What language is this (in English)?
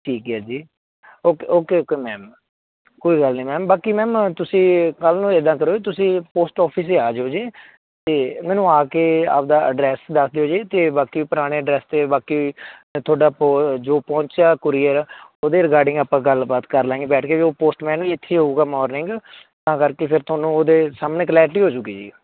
Punjabi